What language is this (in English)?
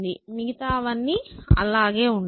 Telugu